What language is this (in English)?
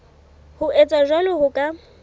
Southern Sotho